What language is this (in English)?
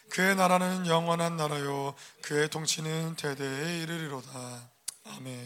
Korean